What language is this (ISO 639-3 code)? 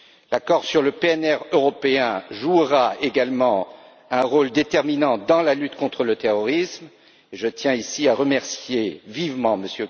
fra